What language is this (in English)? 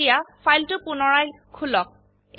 Assamese